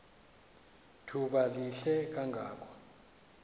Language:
Xhosa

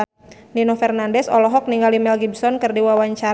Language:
Sundanese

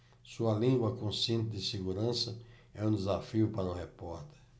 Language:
Portuguese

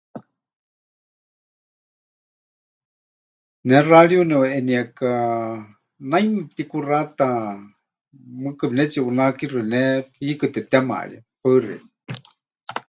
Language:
Huichol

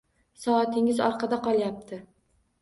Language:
Uzbek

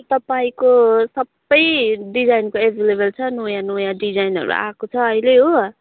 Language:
Nepali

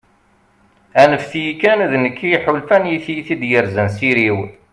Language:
Kabyle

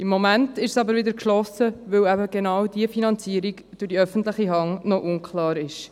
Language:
Swiss German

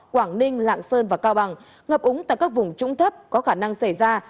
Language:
Vietnamese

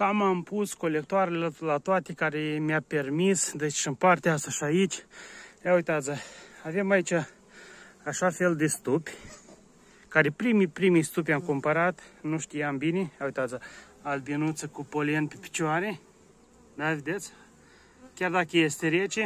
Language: Romanian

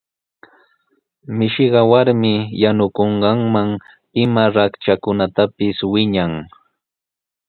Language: Sihuas Ancash Quechua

